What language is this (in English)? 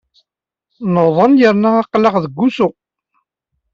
Kabyle